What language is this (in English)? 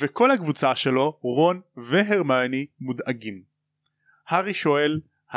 Hebrew